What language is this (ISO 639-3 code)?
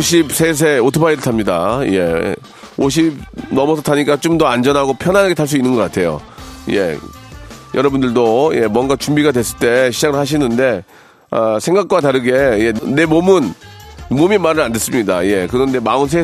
kor